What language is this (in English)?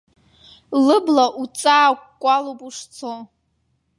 Abkhazian